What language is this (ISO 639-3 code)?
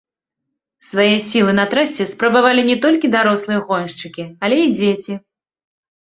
bel